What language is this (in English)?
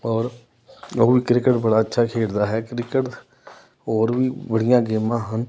Punjabi